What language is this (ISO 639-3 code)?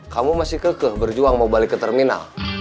ind